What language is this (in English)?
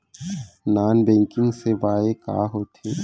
Chhattisgarhi